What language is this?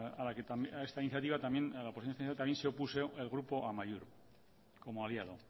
Spanish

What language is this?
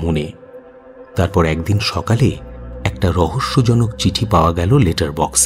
Hindi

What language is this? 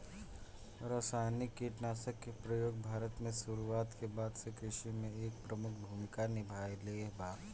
Bhojpuri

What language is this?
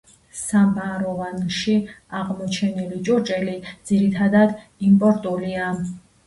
Georgian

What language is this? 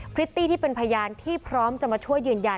Thai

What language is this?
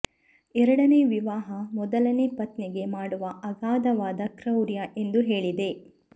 Kannada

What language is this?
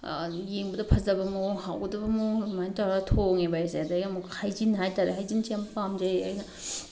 Manipuri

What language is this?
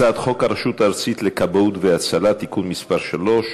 Hebrew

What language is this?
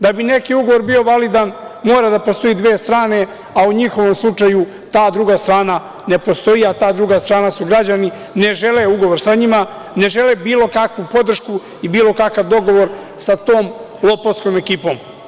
Serbian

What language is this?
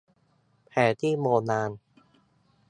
Thai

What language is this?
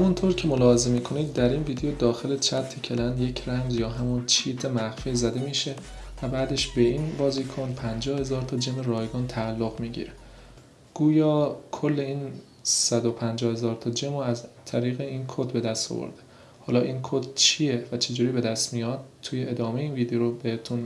Persian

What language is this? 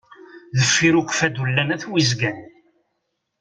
Kabyle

